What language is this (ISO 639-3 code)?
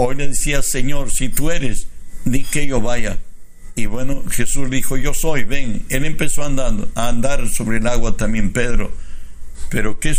spa